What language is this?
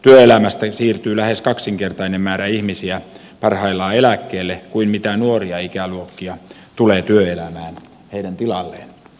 Finnish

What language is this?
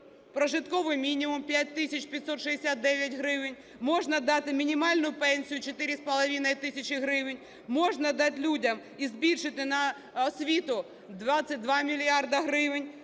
Ukrainian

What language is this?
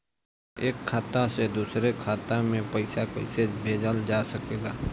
Bhojpuri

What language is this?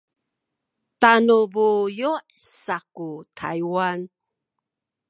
Sakizaya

